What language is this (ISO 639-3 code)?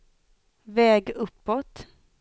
swe